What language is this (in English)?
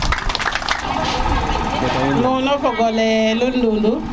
Serer